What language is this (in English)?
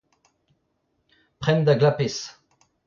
Breton